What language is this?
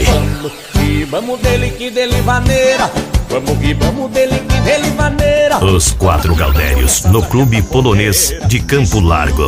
Portuguese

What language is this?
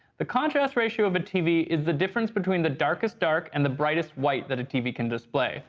English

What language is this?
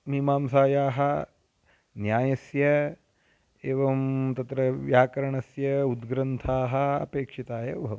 Sanskrit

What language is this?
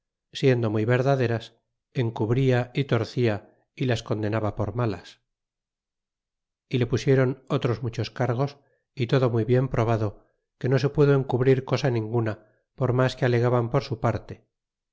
Spanish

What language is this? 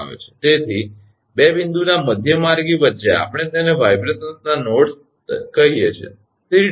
Gujarati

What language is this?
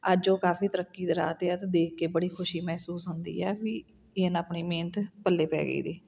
Punjabi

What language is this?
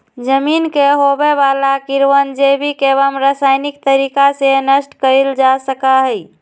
Magahi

